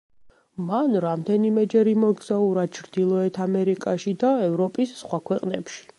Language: Georgian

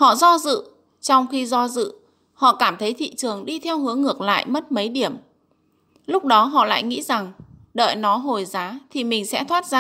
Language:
Vietnamese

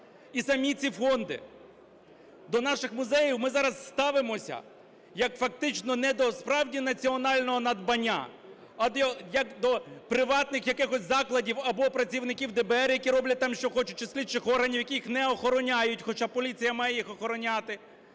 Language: Ukrainian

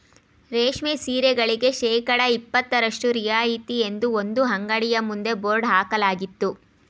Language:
Kannada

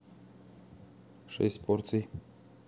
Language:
Russian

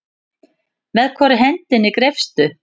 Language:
Icelandic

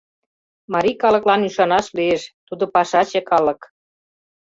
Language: Mari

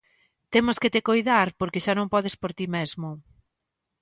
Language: Galician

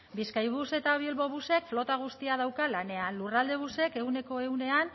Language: Basque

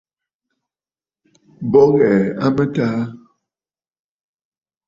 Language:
Bafut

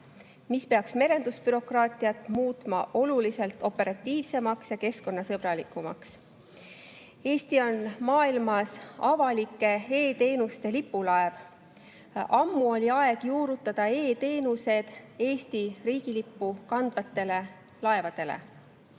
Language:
Estonian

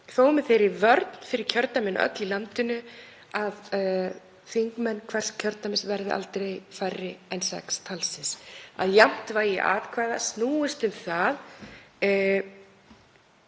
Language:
Icelandic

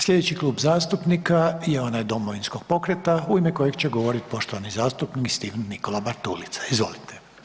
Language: Croatian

